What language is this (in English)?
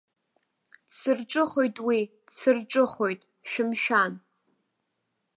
Abkhazian